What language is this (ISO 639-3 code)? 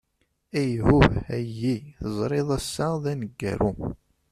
kab